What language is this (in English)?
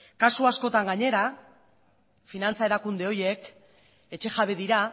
Basque